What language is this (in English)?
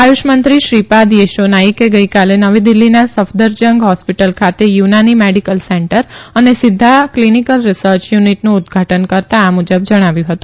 Gujarati